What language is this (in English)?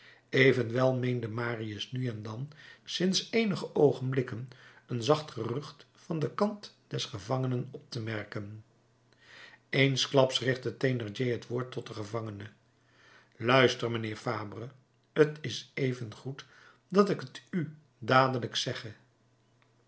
Dutch